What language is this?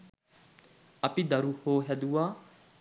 Sinhala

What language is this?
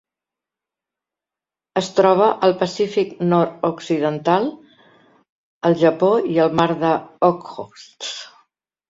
Catalan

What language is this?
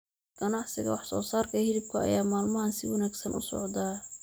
Somali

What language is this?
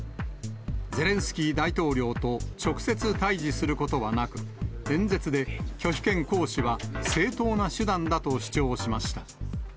Japanese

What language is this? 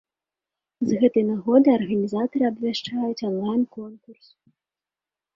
Belarusian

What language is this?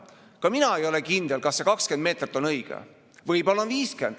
Estonian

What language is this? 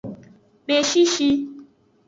Aja (Benin)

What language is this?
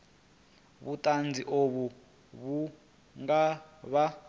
Venda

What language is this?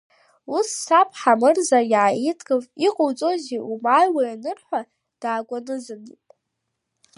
Abkhazian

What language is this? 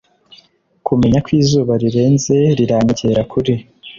Kinyarwanda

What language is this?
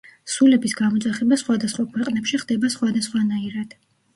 Georgian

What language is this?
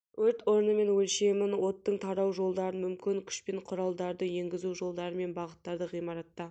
Kazakh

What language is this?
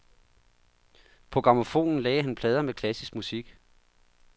Danish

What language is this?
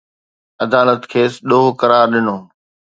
Sindhi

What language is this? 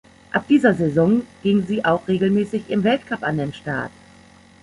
German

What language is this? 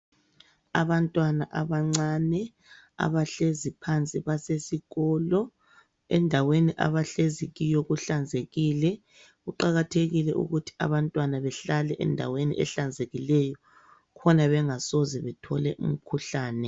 North Ndebele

